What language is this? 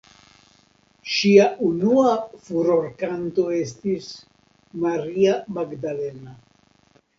Esperanto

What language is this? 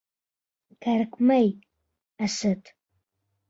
Bashkir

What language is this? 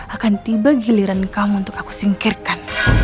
Indonesian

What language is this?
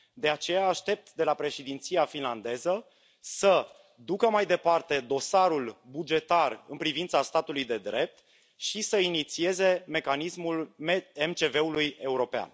Romanian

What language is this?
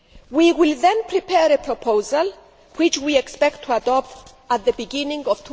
English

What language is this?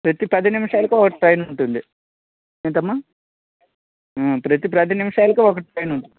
Telugu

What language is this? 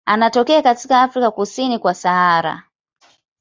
Swahili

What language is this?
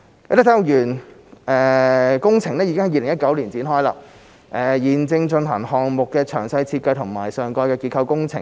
Cantonese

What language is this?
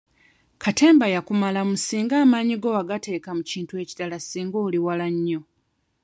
Ganda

